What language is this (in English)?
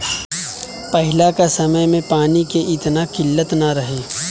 Bhojpuri